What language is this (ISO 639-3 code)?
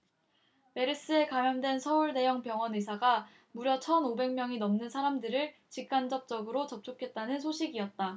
kor